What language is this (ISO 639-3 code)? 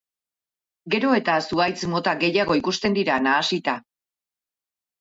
eus